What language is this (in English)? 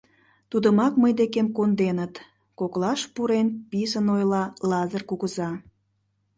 Mari